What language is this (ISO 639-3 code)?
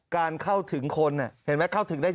tha